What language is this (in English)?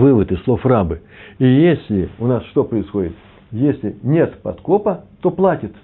Russian